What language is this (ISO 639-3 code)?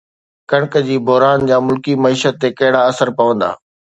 snd